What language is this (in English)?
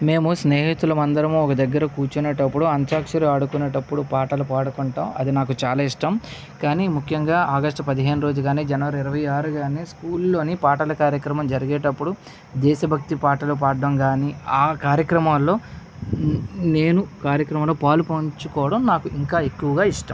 Telugu